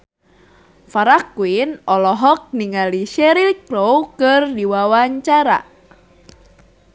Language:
Sundanese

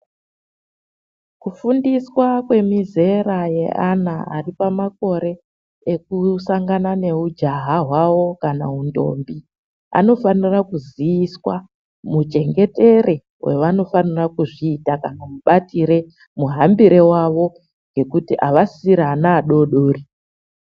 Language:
Ndau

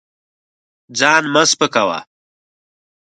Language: Pashto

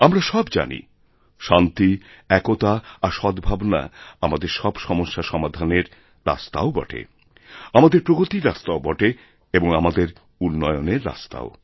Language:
Bangla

